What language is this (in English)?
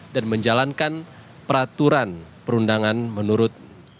Indonesian